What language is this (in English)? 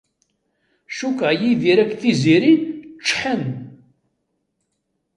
Kabyle